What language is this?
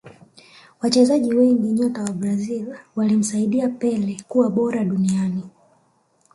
Swahili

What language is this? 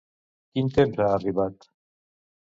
Catalan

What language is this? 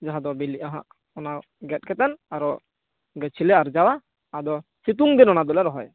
Santali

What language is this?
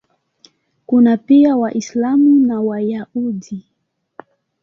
Swahili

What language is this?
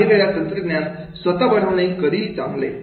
Marathi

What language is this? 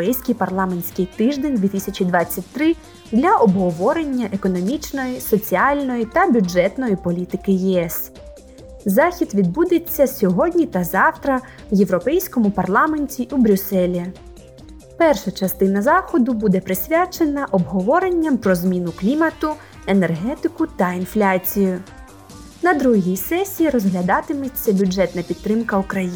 Ukrainian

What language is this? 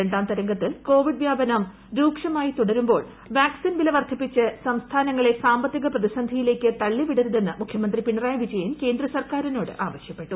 Malayalam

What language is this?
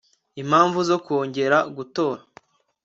Kinyarwanda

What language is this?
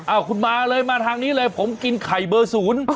Thai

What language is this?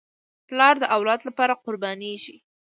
Pashto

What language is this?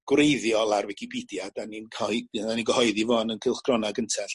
Welsh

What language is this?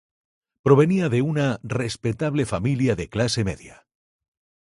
Spanish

